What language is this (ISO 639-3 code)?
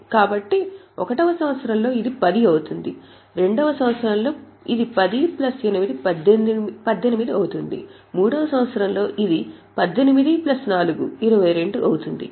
tel